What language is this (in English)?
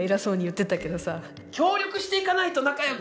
Japanese